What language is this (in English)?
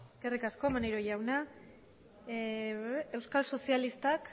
Basque